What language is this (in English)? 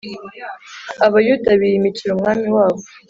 Kinyarwanda